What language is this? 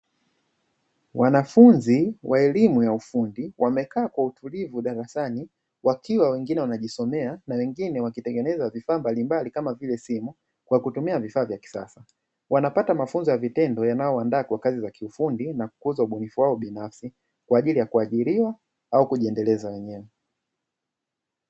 Swahili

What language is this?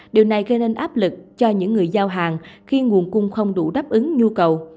Vietnamese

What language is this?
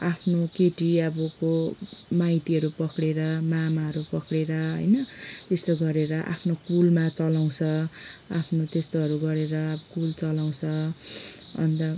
Nepali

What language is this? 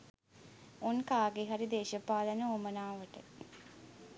Sinhala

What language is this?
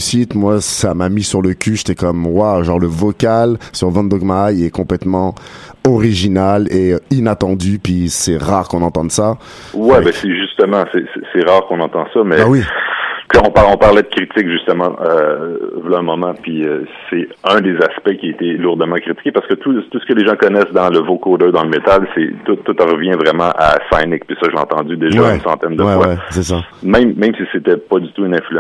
French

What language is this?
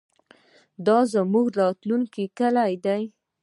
Pashto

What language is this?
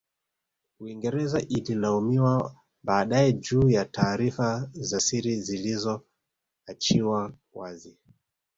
Swahili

